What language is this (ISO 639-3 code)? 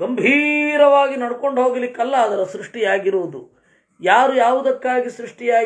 hin